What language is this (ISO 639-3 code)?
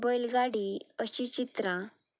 kok